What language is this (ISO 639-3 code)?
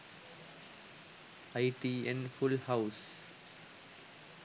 sin